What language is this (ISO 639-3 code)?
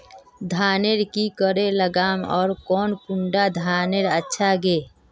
mag